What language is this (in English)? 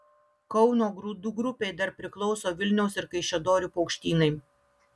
Lithuanian